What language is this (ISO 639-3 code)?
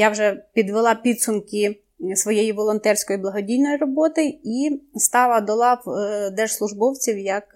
ukr